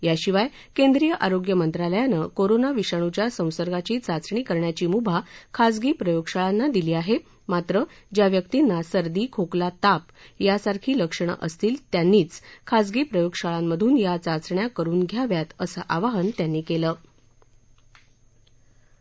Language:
Marathi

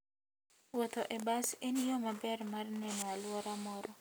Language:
Luo (Kenya and Tanzania)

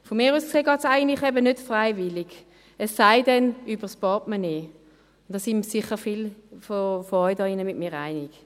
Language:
Swiss German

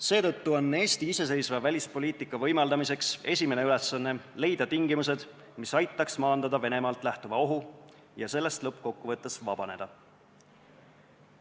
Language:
Estonian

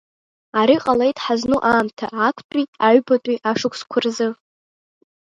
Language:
Abkhazian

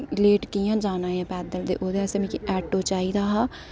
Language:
Dogri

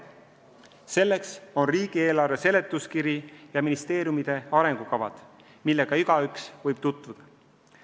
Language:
Estonian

